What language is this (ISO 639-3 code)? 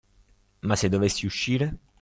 ita